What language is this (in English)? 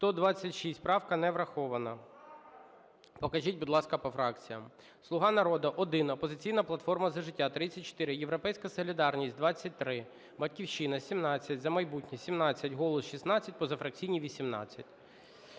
Ukrainian